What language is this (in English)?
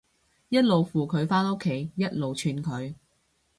Cantonese